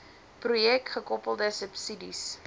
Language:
Afrikaans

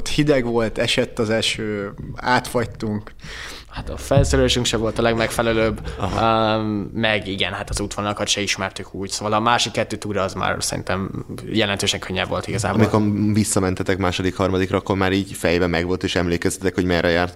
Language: Hungarian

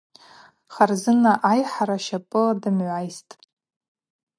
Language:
Abaza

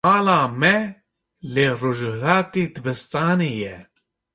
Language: Kurdish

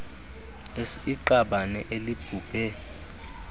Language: Xhosa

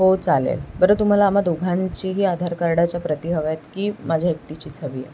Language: Marathi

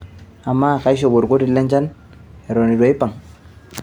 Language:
Masai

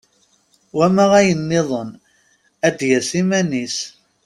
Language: Kabyle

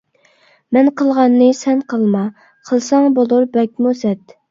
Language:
Uyghur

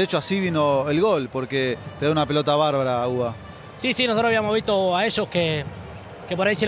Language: Spanish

